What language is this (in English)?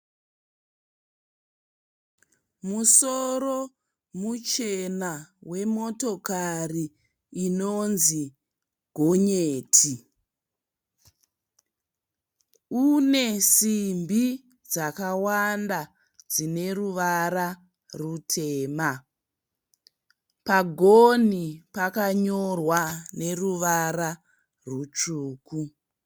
Shona